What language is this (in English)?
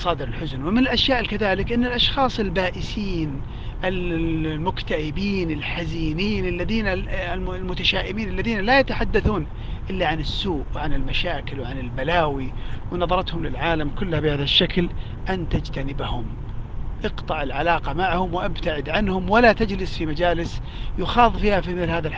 Arabic